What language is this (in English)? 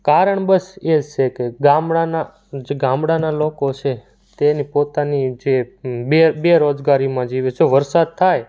Gujarati